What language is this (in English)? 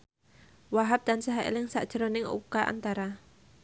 Javanese